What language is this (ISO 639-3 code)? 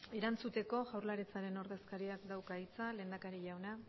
eus